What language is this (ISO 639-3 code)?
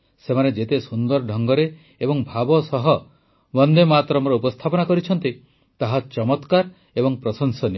ori